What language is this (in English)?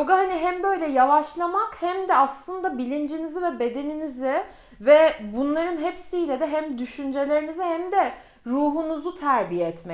Turkish